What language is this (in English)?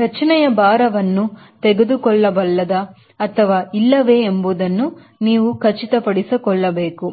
Kannada